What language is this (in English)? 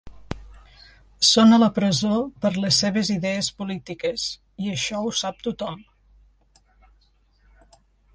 Catalan